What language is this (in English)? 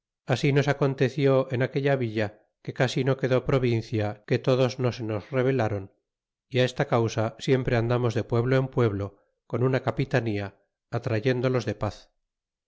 Spanish